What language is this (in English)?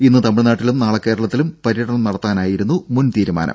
Malayalam